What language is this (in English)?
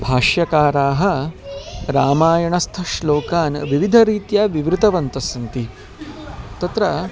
Sanskrit